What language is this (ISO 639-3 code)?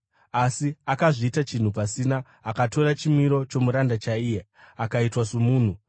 sna